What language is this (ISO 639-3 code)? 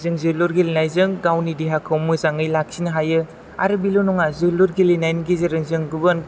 brx